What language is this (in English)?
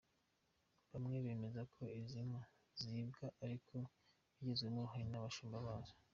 Kinyarwanda